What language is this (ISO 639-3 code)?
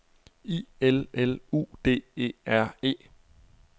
dan